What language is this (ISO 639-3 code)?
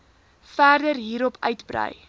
afr